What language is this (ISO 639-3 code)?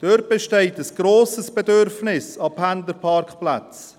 gsw